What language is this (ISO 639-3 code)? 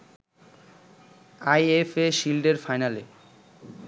ben